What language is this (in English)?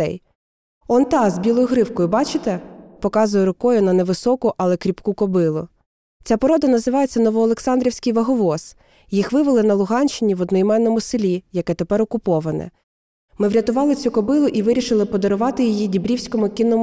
Ukrainian